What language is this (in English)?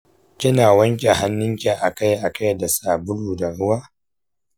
Hausa